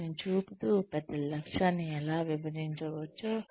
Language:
Telugu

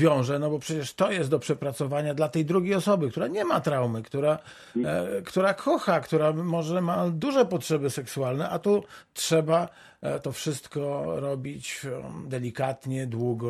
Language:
Polish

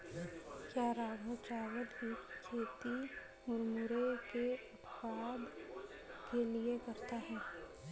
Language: Hindi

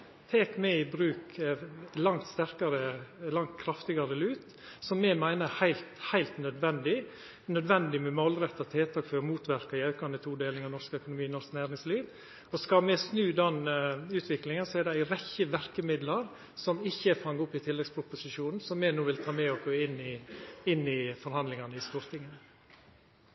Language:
Norwegian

